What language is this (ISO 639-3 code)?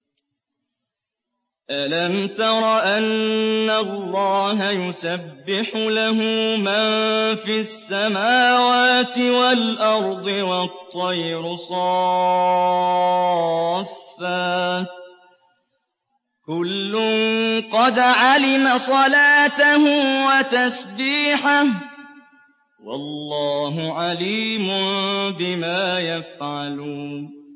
ara